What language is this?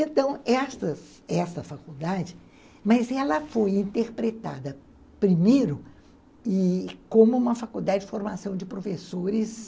Portuguese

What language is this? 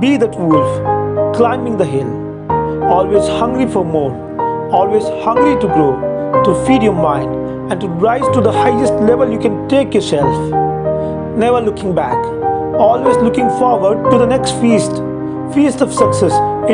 English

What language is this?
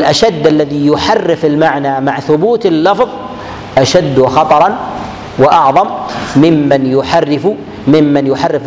Arabic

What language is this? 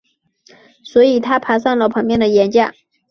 Chinese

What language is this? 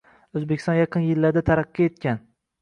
Uzbek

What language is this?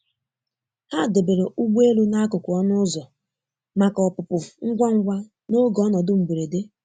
Igbo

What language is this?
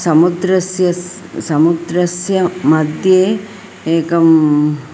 Sanskrit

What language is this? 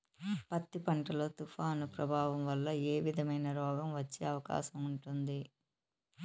Telugu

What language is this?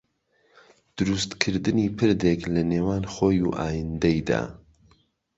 Central Kurdish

